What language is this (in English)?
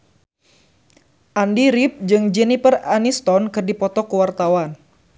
Sundanese